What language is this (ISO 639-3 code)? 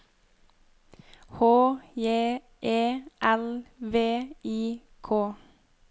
nor